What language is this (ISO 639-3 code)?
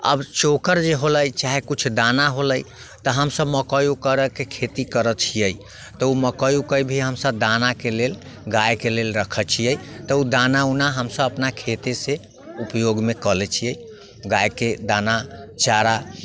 mai